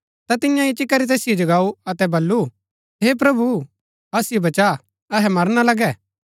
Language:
Gaddi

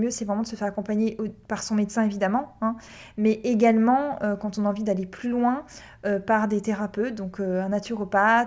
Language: French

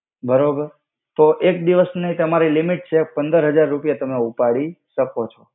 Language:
Gujarati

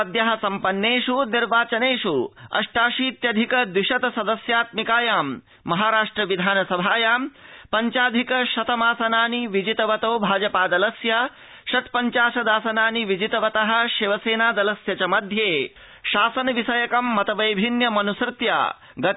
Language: Sanskrit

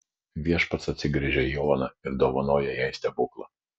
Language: Lithuanian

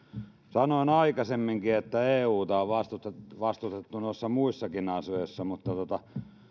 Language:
Finnish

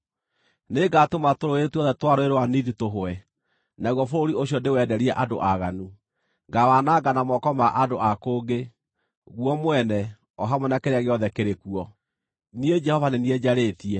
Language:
Kikuyu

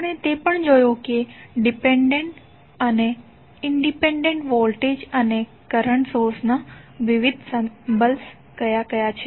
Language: Gujarati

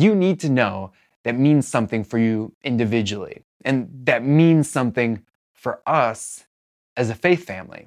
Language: English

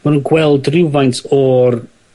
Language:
Welsh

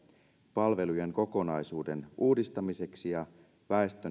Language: Finnish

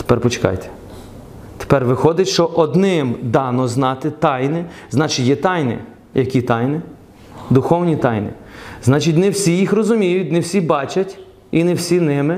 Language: Ukrainian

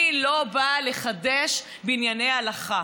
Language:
Hebrew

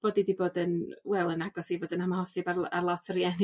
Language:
Welsh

